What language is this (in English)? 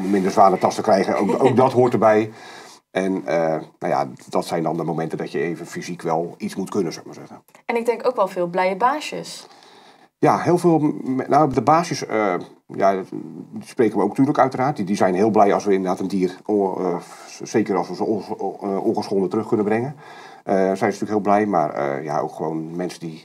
Dutch